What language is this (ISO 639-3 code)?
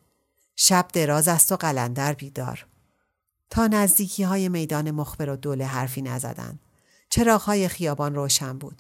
fas